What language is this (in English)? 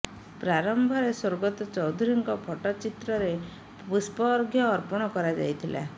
Odia